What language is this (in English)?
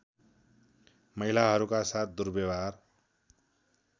Nepali